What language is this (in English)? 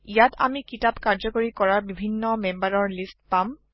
Assamese